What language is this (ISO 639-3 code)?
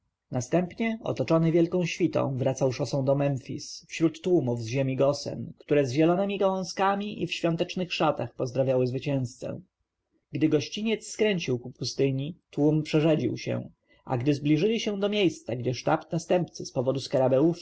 pol